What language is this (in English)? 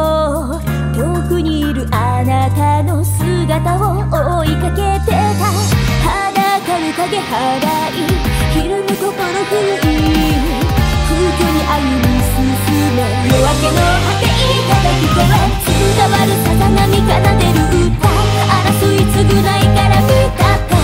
Korean